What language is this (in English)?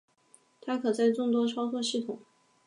Chinese